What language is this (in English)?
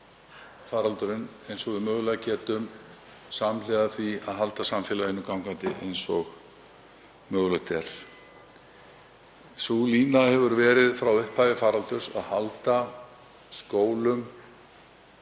Icelandic